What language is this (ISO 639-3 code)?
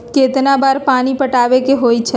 mag